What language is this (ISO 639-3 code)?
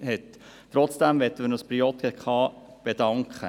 gsw